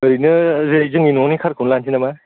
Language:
Bodo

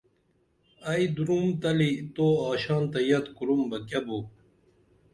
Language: Dameli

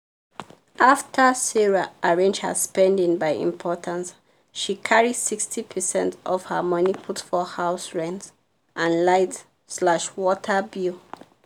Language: Nigerian Pidgin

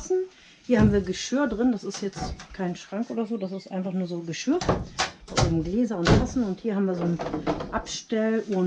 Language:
German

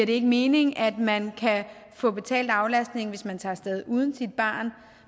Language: Danish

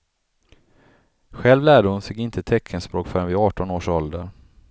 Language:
Swedish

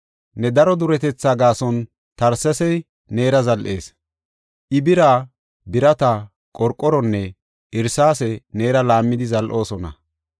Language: Gofa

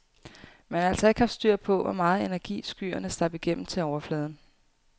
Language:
Danish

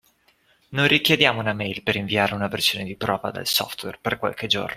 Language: Italian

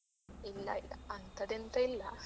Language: Kannada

